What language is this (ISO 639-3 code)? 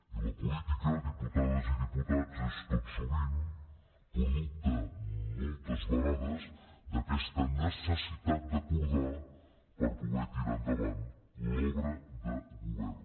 cat